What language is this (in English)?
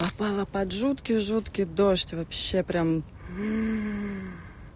Russian